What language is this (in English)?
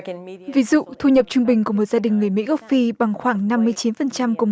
Vietnamese